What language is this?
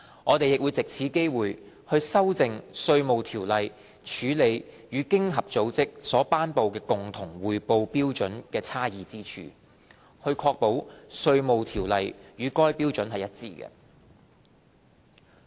Cantonese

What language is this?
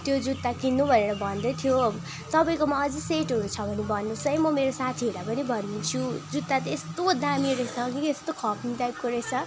Nepali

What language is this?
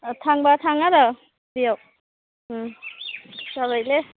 Bodo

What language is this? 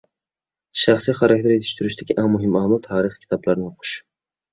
Uyghur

